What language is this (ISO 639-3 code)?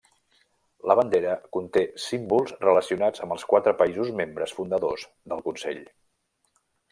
cat